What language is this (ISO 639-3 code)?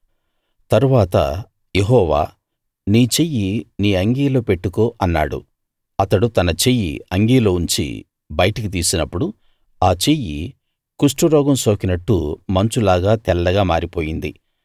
tel